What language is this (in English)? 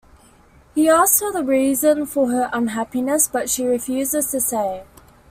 English